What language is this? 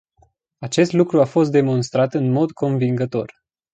Romanian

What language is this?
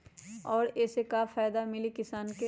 Magahi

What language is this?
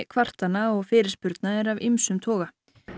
Icelandic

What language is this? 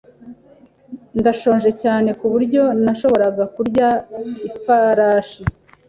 Kinyarwanda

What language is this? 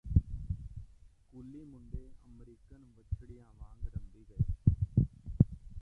Punjabi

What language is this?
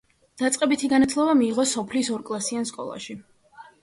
Georgian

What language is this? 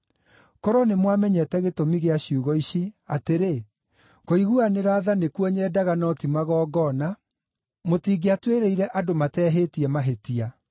Kikuyu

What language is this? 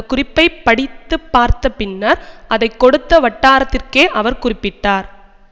Tamil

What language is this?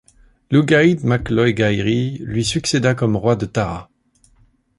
French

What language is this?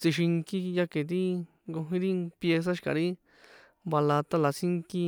San Juan Atzingo Popoloca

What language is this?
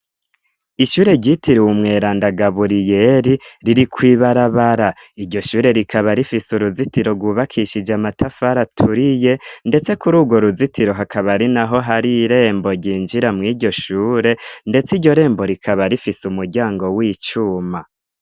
Rundi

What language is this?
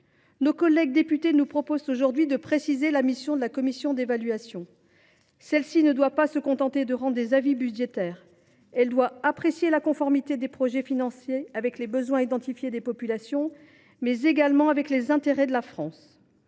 French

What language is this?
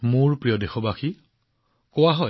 Assamese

